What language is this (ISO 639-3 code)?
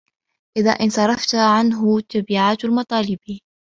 ara